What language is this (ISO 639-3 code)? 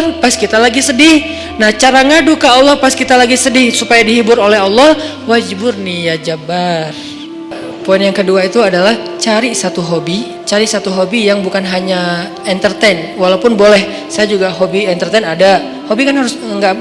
ind